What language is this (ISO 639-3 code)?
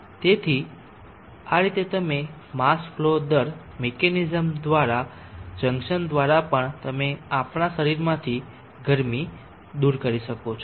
guj